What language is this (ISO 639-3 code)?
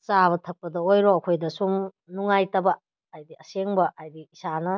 mni